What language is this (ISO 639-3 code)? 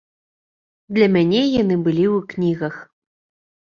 bel